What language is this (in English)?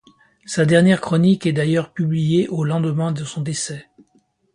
French